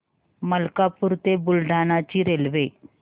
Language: Marathi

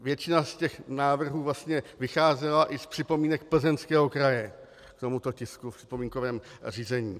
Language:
Czech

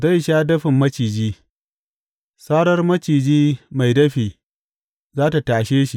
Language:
Hausa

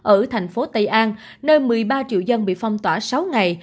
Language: Vietnamese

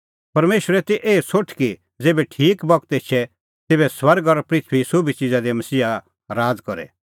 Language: Kullu Pahari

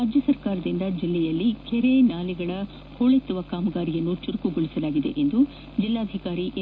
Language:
Kannada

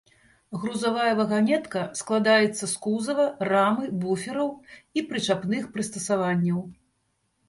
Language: Belarusian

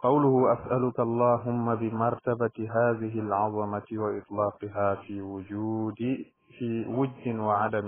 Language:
Arabic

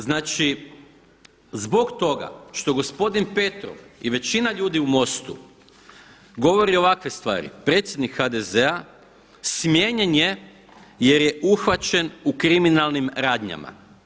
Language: Croatian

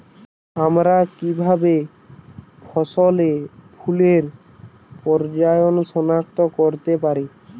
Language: Bangla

